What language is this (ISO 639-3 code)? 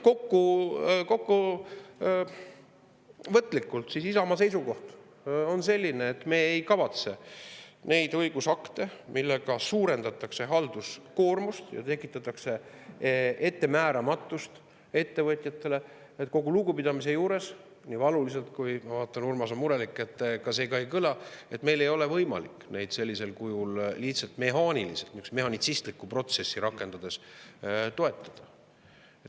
est